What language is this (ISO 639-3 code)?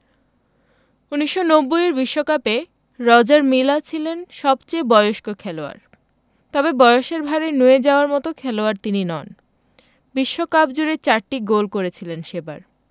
ben